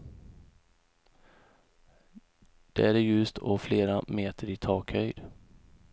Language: Swedish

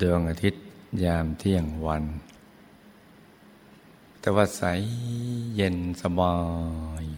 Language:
Thai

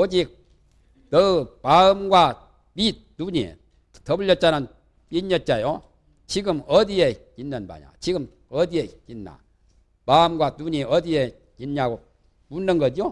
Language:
Korean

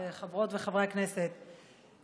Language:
Hebrew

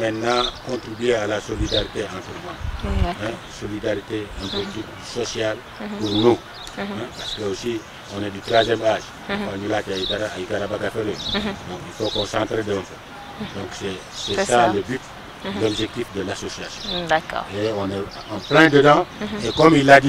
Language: French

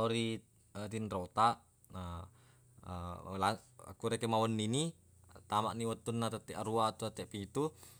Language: Buginese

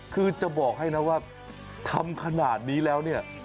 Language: Thai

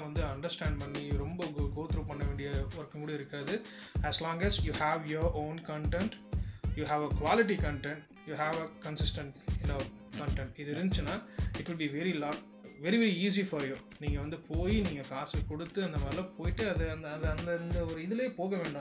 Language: Tamil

